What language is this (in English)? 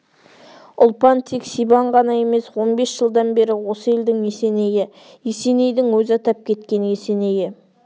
Kazakh